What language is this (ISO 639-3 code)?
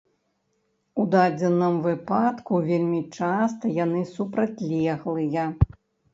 bel